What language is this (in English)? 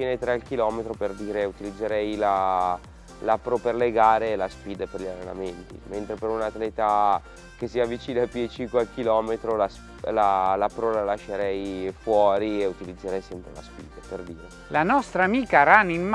Italian